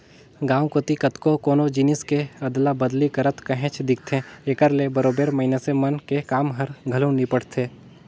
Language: Chhattisgarhi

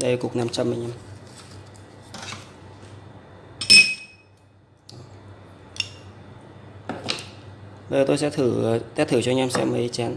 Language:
Vietnamese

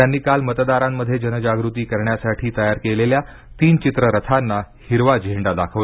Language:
Marathi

